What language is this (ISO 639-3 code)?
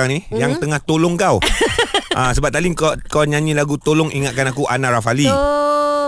msa